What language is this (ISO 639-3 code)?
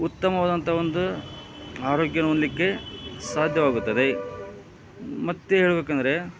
kan